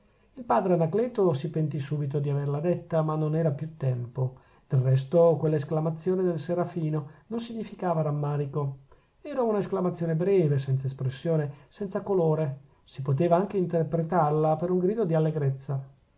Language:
Italian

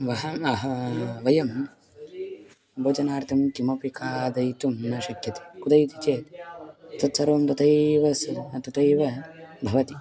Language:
Sanskrit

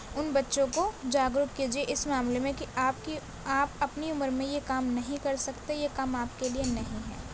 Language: Urdu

